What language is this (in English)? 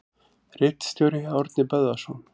Icelandic